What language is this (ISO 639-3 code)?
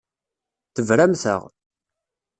kab